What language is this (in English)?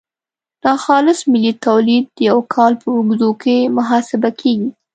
Pashto